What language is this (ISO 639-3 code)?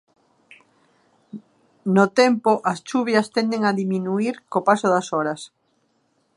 glg